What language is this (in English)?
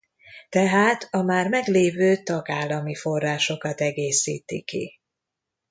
Hungarian